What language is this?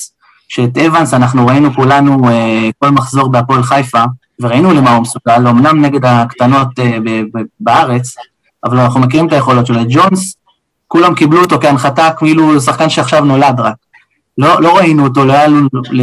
Hebrew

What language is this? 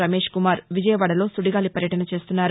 Telugu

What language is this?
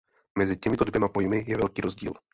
Czech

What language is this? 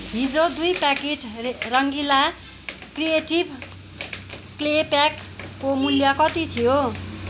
Nepali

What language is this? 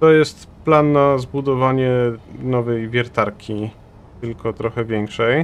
Polish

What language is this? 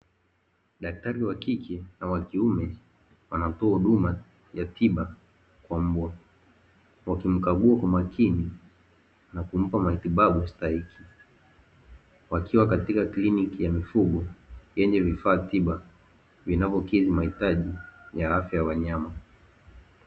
Swahili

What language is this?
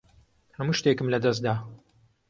Central Kurdish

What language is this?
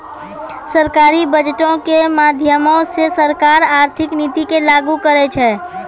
Maithili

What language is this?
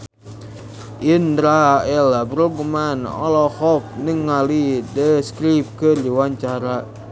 Sundanese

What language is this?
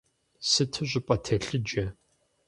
Kabardian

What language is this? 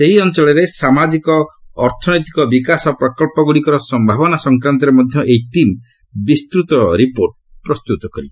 Odia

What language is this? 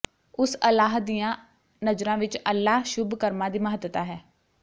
Punjabi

